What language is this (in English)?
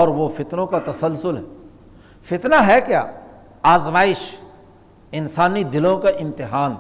Urdu